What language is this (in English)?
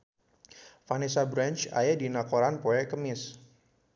Sundanese